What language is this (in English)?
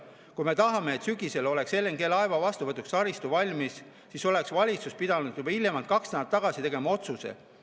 Estonian